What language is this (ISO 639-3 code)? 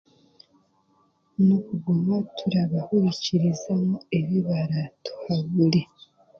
cgg